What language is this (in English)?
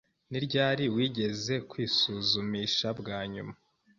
Kinyarwanda